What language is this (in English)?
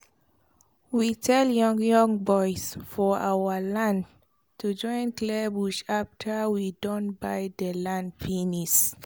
Nigerian Pidgin